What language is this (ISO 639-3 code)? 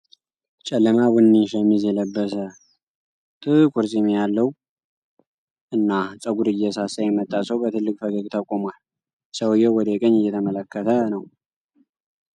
amh